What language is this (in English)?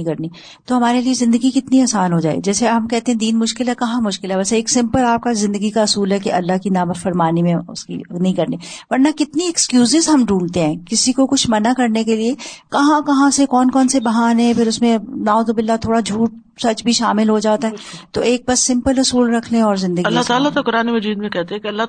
Urdu